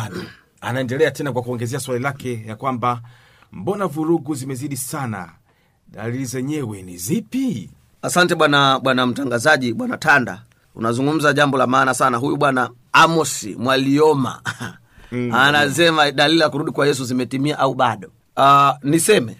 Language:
Swahili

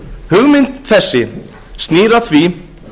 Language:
Icelandic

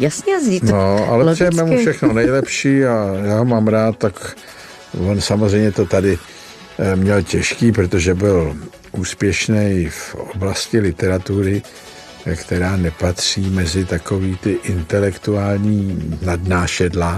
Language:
Czech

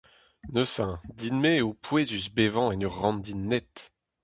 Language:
Breton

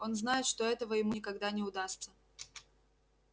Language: Russian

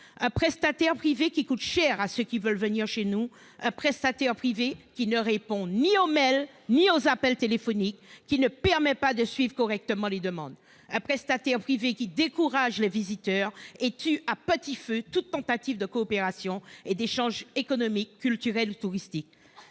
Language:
French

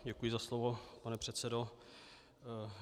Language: Czech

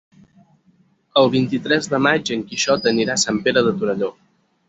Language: Catalan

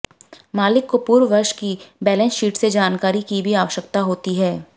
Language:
Hindi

